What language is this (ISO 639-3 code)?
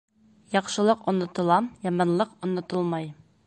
bak